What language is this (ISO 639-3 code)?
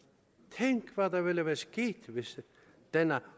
dan